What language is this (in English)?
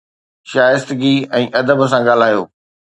Sindhi